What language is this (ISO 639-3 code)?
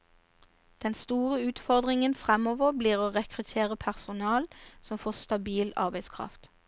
nor